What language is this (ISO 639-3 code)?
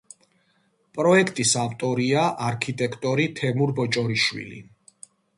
kat